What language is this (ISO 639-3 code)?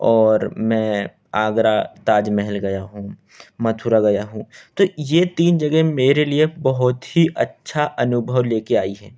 hin